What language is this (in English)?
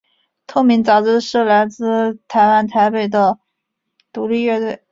Chinese